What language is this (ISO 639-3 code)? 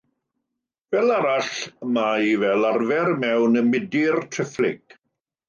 cym